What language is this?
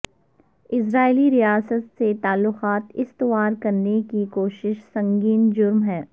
Urdu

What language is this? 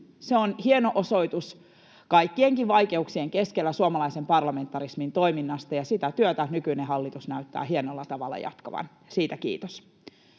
Finnish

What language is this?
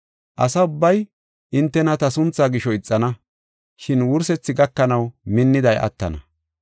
Gofa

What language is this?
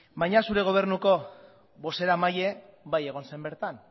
Basque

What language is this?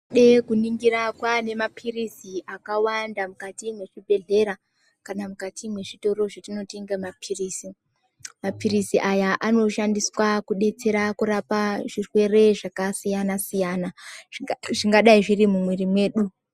Ndau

